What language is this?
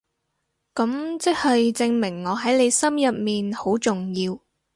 Cantonese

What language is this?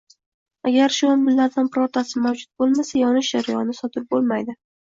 Uzbek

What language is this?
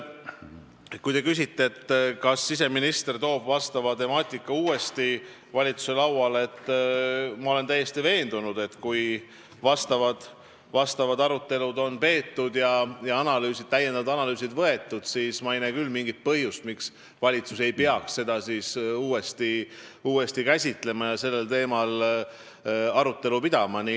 Estonian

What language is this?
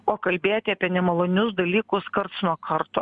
Lithuanian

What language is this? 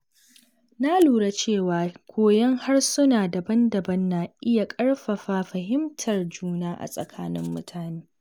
Hausa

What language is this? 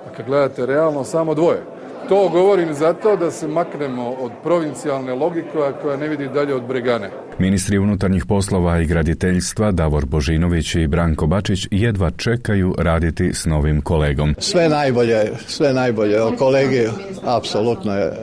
Croatian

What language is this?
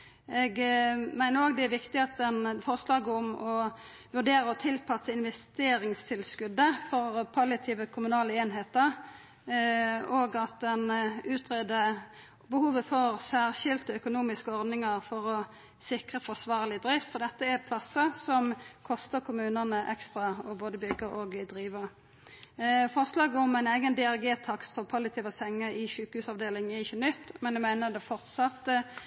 Norwegian Nynorsk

